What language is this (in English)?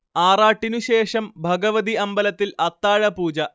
Malayalam